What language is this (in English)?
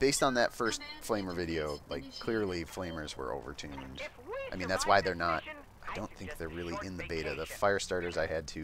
English